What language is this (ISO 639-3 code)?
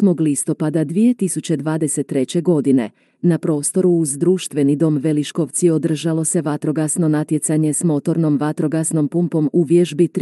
hrv